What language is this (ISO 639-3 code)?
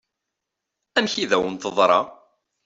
kab